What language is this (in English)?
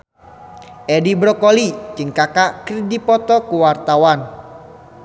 Sundanese